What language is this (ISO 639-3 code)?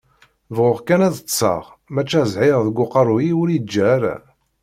kab